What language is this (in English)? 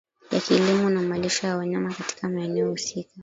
Swahili